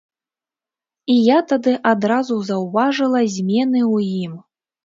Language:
Belarusian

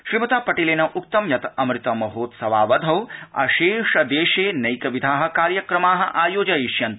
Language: Sanskrit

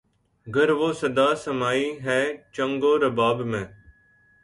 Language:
Urdu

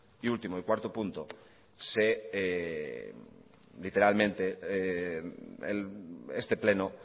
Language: Spanish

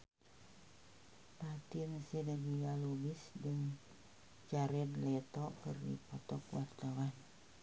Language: Sundanese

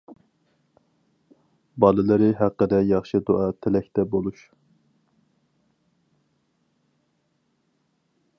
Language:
Uyghur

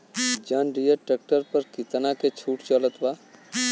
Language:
Bhojpuri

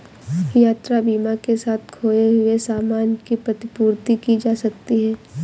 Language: Hindi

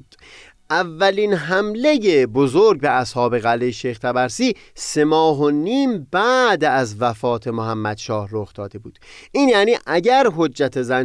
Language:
Persian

